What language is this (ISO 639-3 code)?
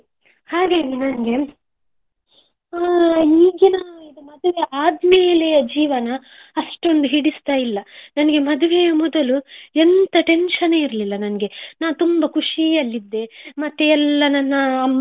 kan